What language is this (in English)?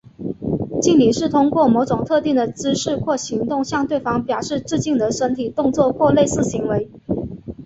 Chinese